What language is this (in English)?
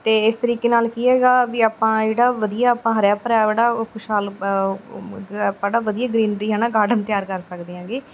Punjabi